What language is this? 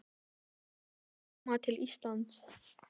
Icelandic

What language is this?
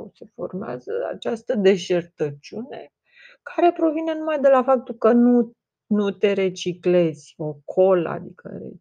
Romanian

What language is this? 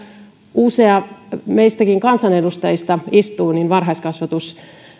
Finnish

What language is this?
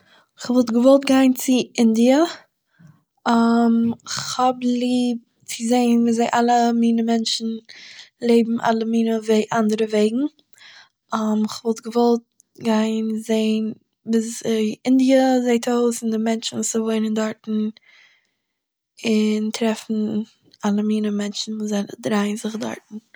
Yiddish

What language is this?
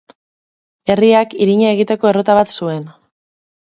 Basque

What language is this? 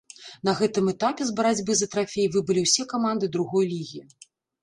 Belarusian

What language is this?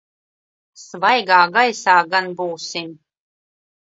Latvian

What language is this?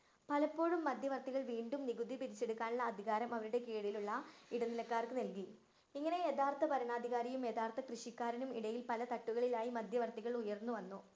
Malayalam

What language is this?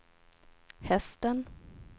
Swedish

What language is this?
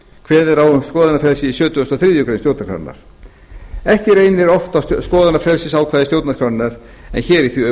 Icelandic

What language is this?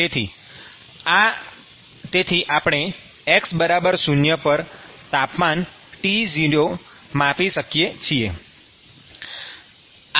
Gujarati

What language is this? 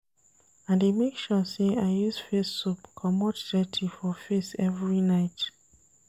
Nigerian Pidgin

